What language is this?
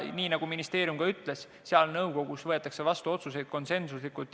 Estonian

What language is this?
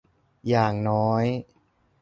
Thai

